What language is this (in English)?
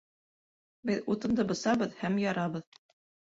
Bashkir